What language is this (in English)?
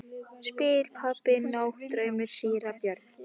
Icelandic